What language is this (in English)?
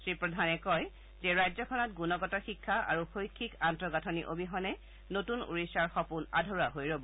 Assamese